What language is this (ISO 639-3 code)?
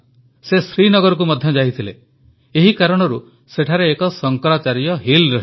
ori